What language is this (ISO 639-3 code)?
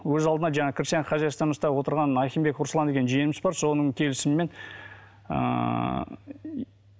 kaz